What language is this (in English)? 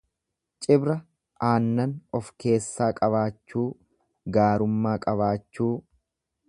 Oromo